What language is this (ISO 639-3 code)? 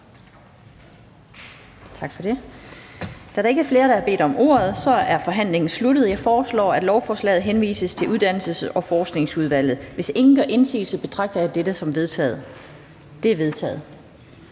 dan